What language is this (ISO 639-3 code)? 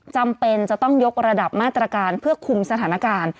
tha